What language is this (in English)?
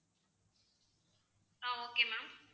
Tamil